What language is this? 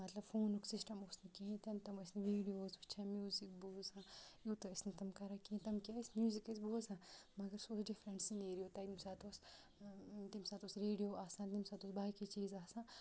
Kashmiri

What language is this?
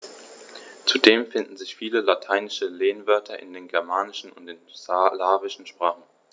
German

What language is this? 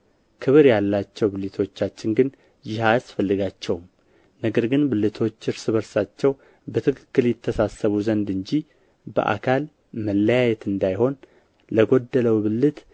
Amharic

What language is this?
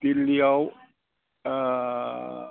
Bodo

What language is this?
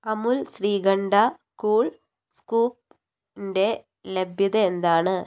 Malayalam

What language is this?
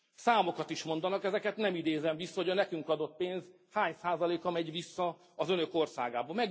Hungarian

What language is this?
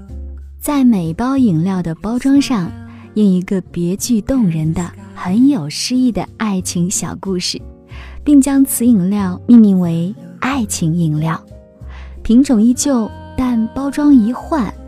Chinese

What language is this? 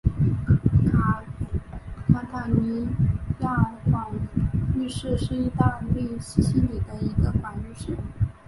Chinese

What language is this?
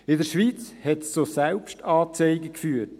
Swiss German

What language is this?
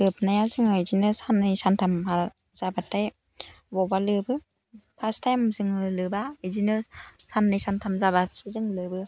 Bodo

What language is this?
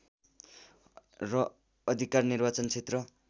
Nepali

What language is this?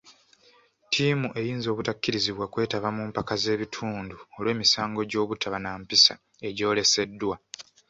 Ganda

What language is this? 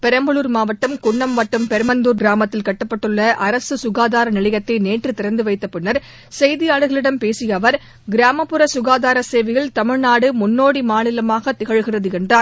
Tamil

